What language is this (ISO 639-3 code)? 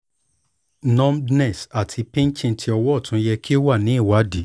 yor